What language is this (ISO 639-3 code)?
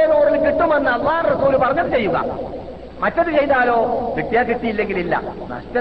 mal